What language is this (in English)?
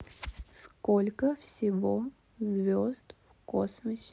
Russian